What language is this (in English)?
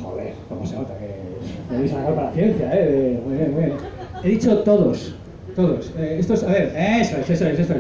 Spanish